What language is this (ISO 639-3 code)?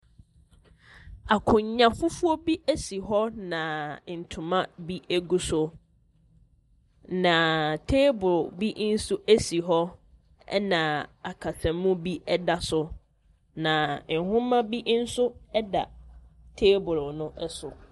aka